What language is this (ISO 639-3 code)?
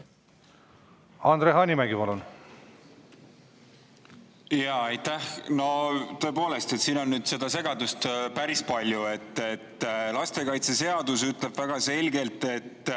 est